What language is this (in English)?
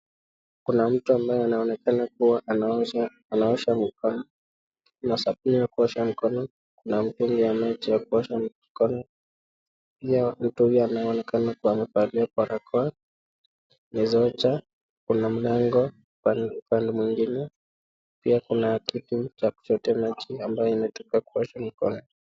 Swahili